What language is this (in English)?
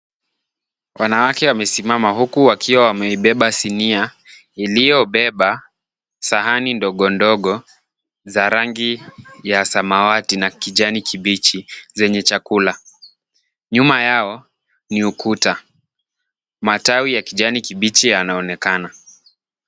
Swahili